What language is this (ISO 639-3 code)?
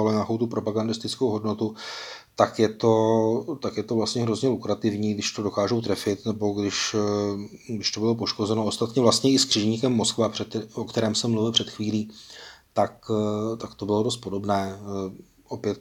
ces